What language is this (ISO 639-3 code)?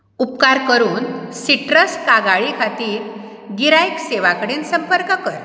kok